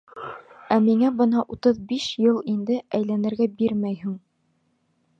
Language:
Bashkir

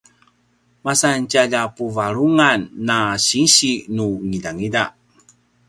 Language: Paiwan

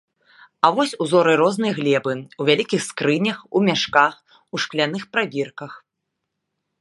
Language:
Belarusian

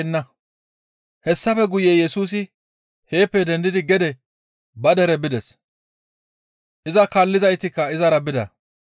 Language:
Gamo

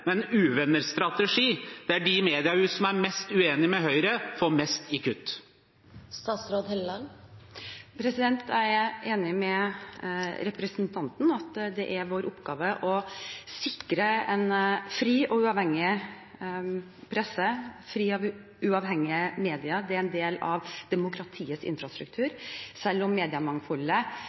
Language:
Norwegian Bokmål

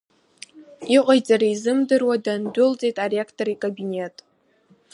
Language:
Abkhazian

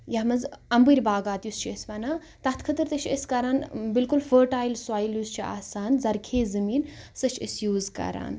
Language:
Kashmiri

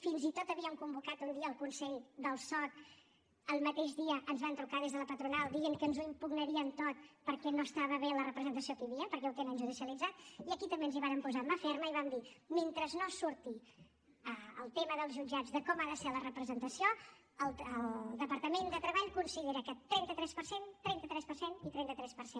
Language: Catalan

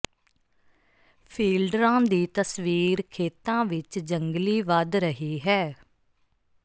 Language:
Punjabi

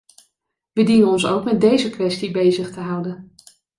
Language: Dutch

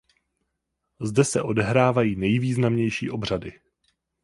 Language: Czech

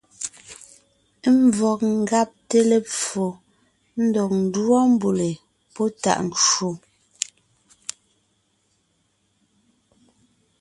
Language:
Ngiemboon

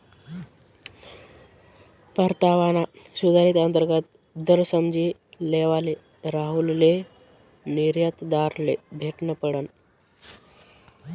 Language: Marathi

